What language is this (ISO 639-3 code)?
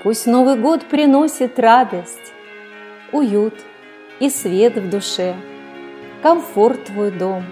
rus